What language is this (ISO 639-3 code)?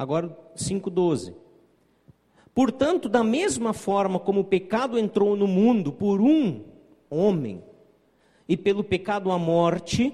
por